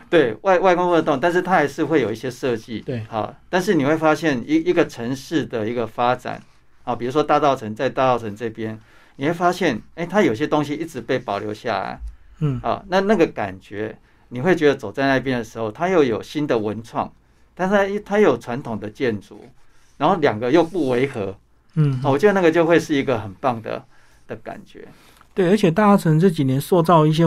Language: Chinese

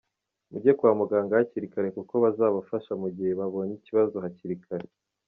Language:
Kinyarwanda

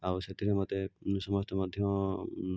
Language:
Odia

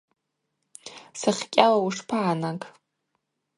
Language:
Abaza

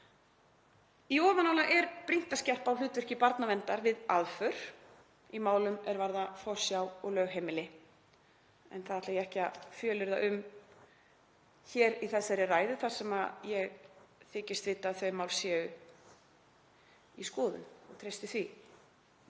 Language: Icelandic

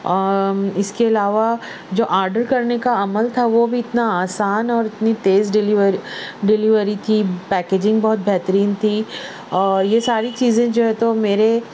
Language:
Urdu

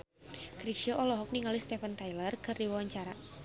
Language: Sundanese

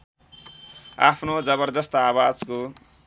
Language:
Nepali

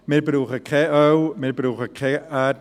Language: Swiss German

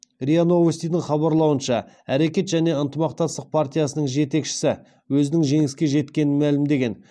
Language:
Kazakh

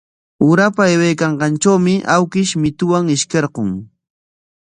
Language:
Corongo Ancash Quechua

